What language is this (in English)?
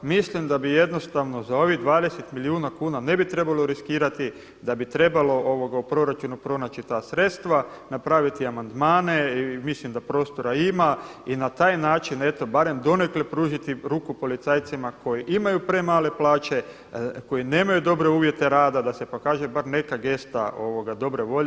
Croatian